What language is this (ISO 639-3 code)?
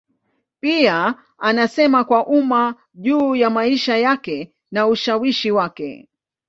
swa